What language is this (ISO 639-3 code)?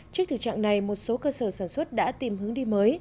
vie